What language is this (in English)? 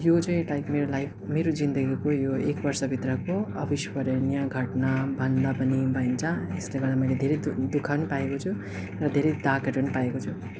Nepali